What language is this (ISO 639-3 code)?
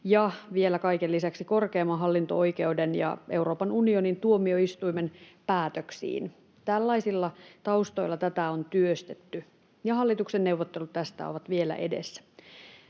fin